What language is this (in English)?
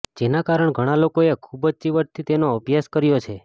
Gujarati